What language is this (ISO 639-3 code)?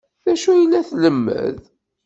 kab